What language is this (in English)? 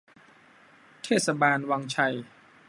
Thai